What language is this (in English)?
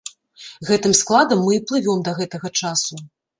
Belarusian